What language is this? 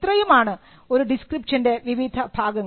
Malayalam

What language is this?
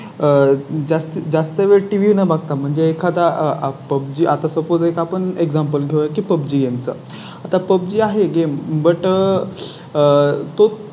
Marathi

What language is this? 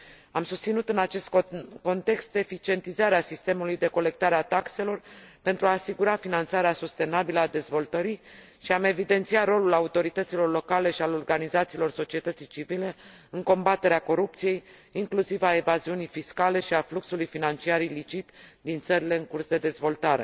Romanian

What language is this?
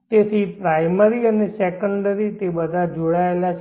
Gujarati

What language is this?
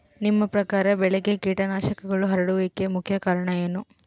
Kannada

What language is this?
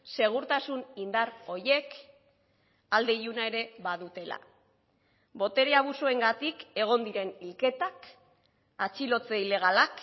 Basque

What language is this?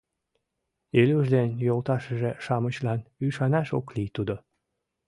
Mari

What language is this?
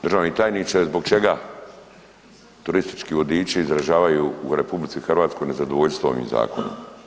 Croatian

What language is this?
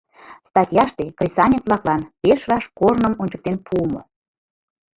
Mari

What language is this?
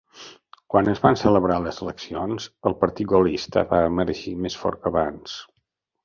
Catalan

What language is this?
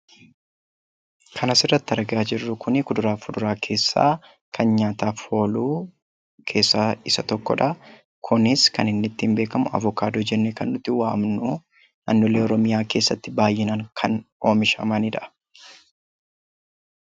Oromo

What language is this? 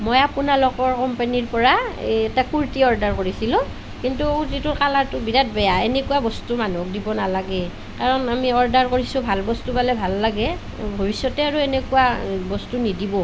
Assamese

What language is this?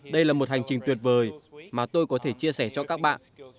Vietnamese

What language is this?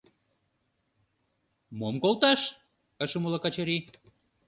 Mari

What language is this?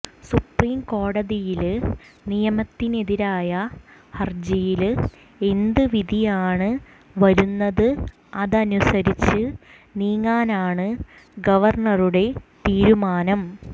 Malayalam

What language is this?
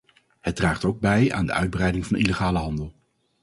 Dutch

